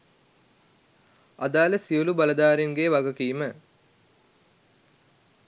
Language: Sinhala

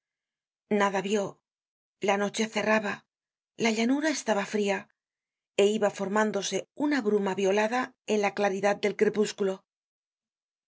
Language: Spanish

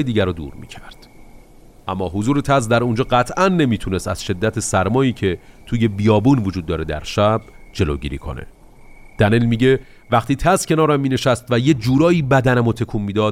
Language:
Persian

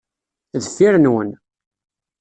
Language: Kabyle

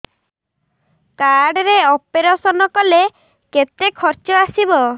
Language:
Odia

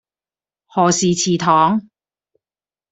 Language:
Cantonese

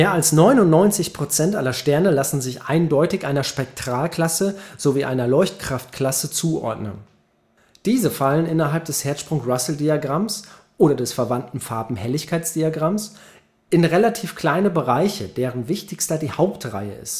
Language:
German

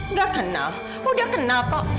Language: Indonesian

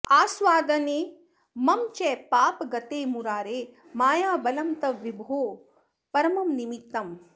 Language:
Sanskrit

